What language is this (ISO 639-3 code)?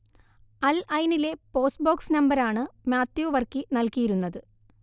mal